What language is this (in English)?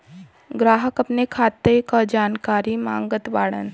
Bhojpuri